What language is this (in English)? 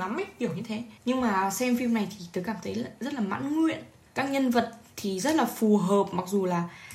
Vietnamese